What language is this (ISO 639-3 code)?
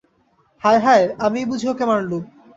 ben